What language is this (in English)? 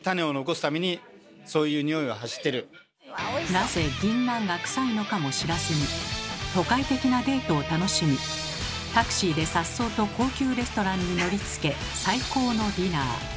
Japanese